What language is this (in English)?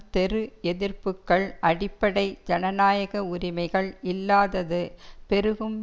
Tamil